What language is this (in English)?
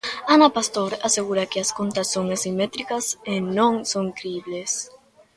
Galician